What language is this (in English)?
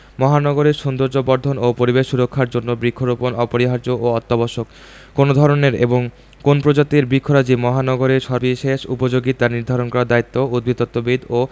Bangla